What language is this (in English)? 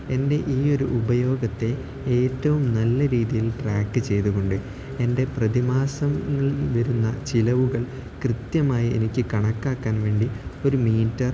Malayalam